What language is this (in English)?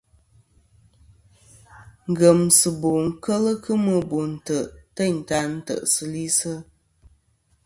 Kom